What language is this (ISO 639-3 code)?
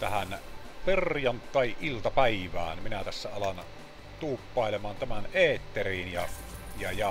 fin